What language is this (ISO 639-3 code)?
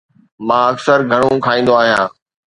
snd